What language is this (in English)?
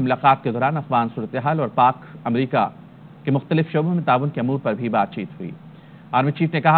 Hindi